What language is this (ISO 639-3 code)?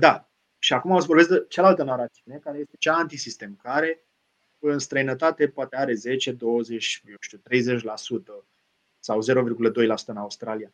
ron